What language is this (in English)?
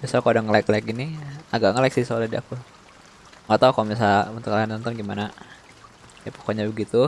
Indonesian